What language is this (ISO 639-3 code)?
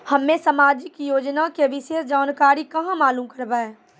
mai